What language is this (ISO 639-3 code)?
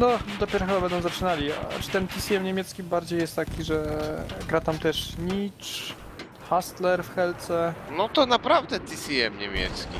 pol